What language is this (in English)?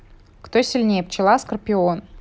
Russian